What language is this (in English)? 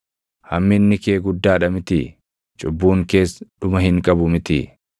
Oromo